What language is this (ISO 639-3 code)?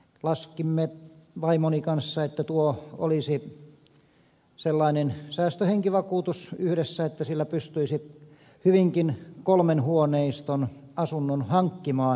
fin